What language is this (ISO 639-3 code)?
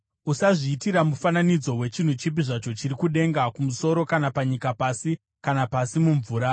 sna